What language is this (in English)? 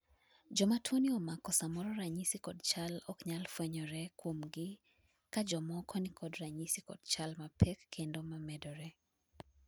Luo (Kenya and Tanzania)